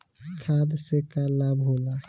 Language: Bhojpuri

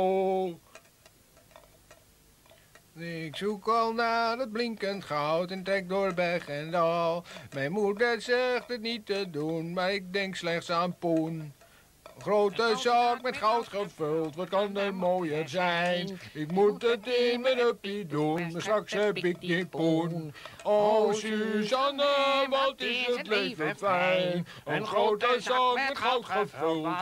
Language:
Dutch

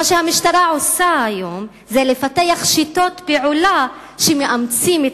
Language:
Hebrew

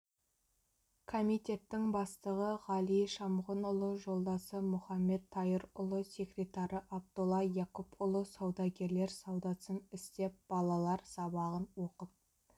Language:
Kazakh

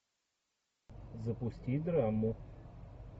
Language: Russian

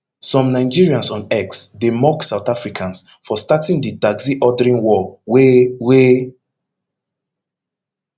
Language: Nigerian Pidgin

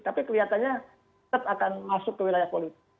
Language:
Indonesian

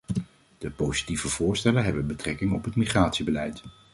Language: Dutch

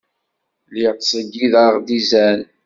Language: Kabyle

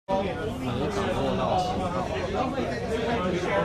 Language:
Chinese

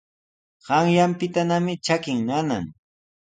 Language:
Sihuas Ancash Quechua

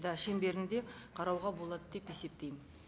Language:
Kazakh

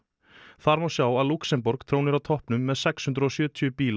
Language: Icelandic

